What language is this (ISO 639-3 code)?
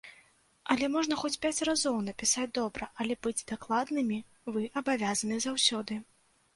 bel